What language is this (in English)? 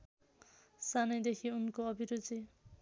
Nepali